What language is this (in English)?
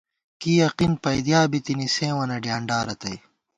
Gawar-Bati